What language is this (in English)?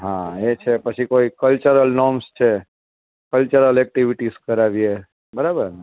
Gujarati